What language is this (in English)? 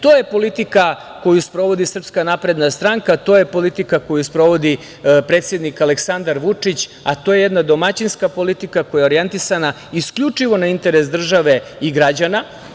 Serbian